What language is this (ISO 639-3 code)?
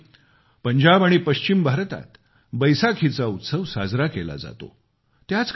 mar